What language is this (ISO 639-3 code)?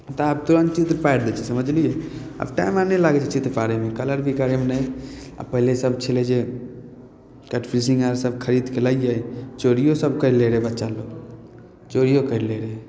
mai